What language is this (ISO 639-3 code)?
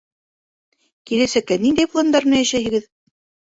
bak